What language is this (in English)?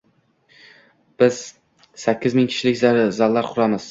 Uzbek